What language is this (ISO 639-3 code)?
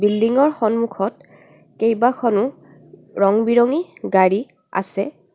asm